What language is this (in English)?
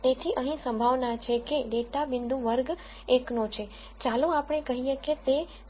Gujarati